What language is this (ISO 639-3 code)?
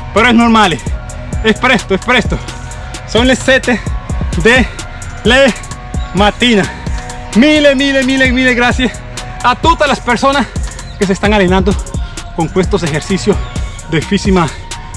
spa